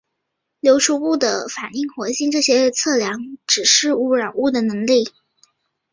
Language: Chinese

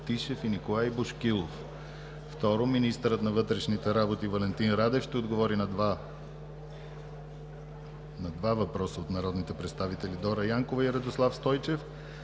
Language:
Bulgarian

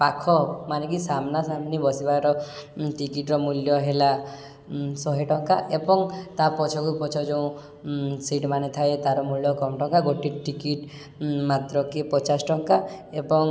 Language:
Odia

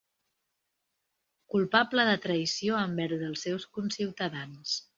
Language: Catalan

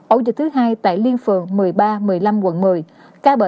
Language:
Vietnamese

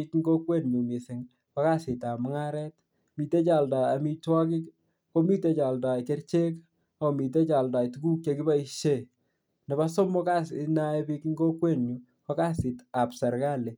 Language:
Kalenjin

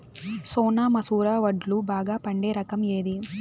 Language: Telugu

